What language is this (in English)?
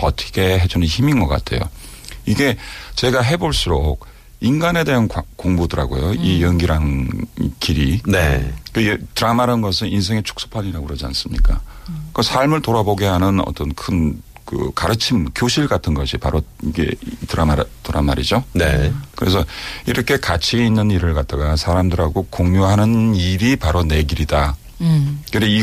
Korean